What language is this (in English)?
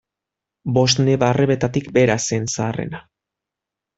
Basque